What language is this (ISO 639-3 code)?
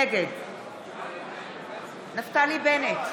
heb